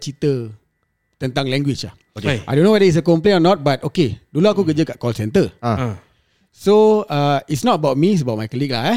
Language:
Malay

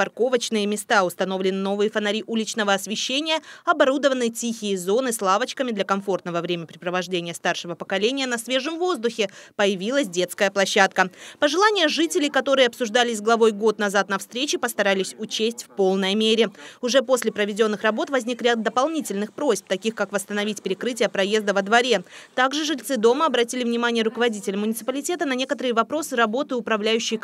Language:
Russian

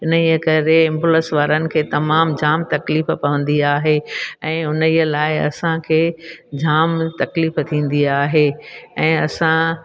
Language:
Sindhi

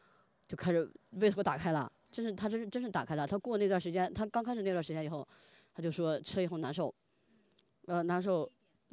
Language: Chinese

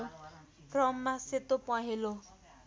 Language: Nepali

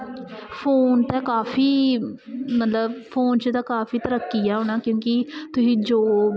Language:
Dogri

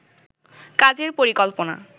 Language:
Bangla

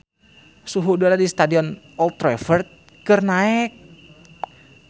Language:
Sundanese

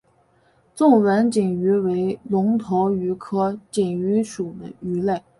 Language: Chinese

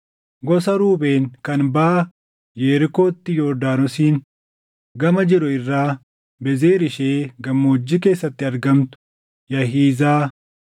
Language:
Oromo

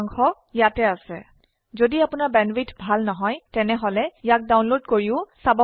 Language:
Assamese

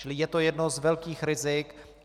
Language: Czech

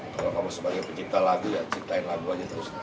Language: Indonesian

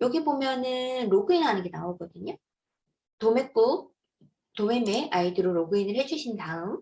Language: Korean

